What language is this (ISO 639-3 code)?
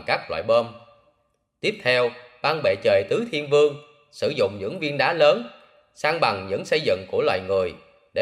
vie